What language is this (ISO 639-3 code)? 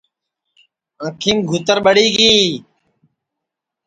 ssi